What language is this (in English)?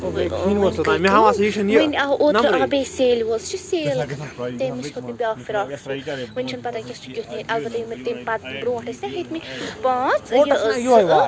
Kashmiri